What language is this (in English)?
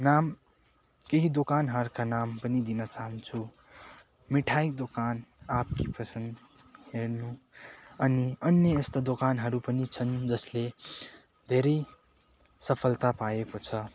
Nepali